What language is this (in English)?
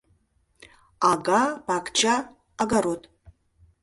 Mari